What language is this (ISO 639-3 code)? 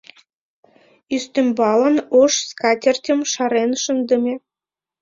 chm